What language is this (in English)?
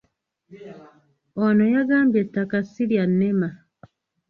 Ganda